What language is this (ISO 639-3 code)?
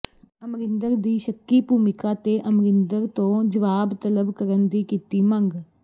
pan